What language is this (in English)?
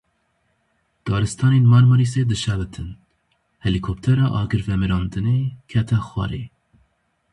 Kurdish